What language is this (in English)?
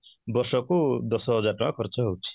Odia